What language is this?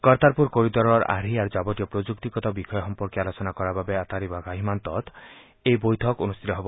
Assamese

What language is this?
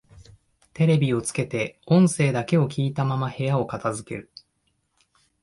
Japanese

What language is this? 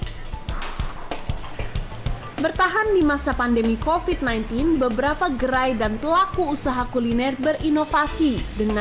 Indonesian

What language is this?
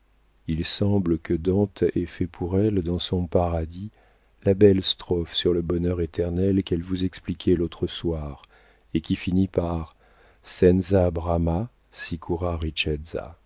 French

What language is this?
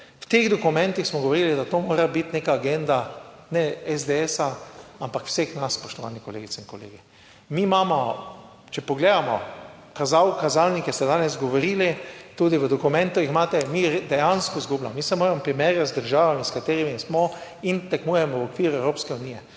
Slovenian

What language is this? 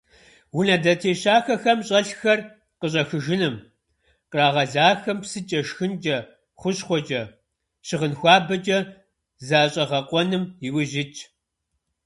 Kabardian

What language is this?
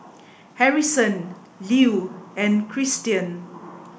English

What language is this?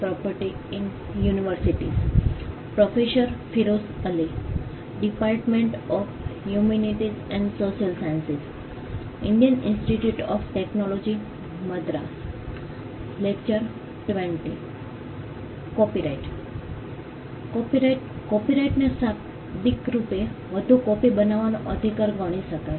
Gujarati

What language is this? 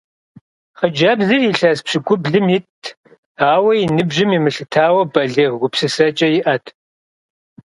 Kabardian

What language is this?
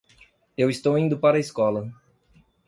Portuguese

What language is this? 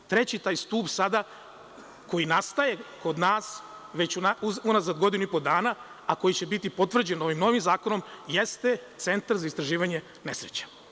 Serbian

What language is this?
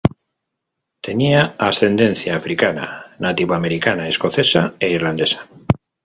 Spanish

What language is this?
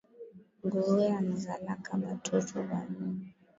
Swahili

